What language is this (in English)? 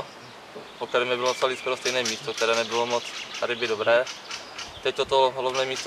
Czech